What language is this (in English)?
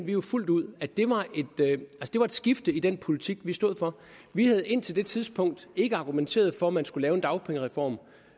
Danish